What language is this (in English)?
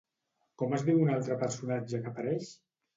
Catalan